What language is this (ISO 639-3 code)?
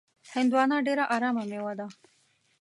pus